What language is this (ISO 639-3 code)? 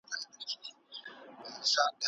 pus